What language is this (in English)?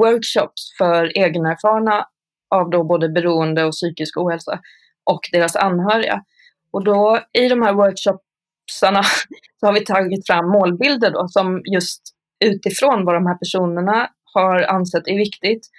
Swedish